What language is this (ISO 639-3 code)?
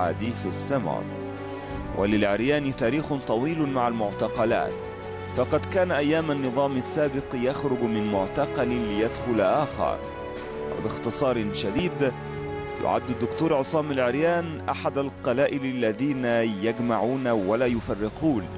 ara